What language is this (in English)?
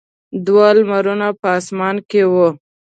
Pashto